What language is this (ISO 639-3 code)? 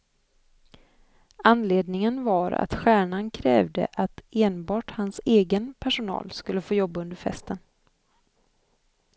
swe